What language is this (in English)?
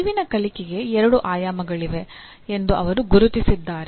Kannada